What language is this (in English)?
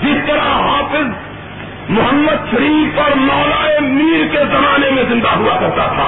Urdu